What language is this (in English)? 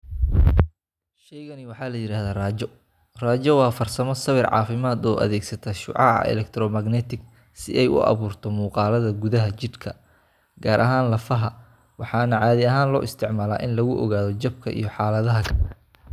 Somali